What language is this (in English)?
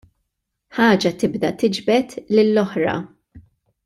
Maltese